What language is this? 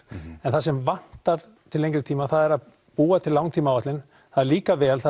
Icelandic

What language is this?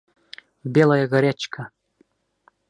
Bashkir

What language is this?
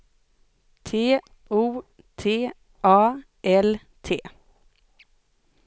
Swedish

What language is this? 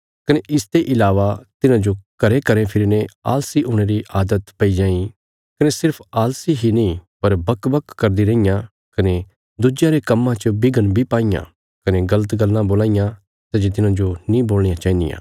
Bilaspuri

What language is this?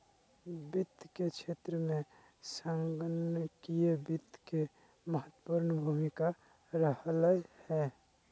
Magahi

